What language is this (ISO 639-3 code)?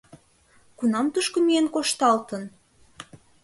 chm